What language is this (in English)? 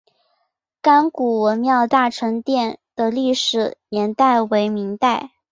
Chinese